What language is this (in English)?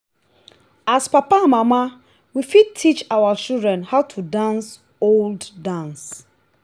Nigerian Pidgin